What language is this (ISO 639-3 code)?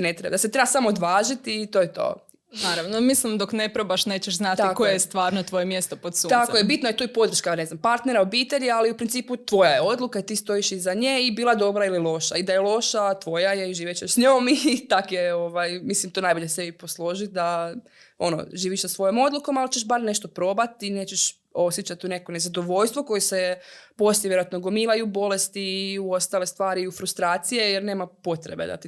hrv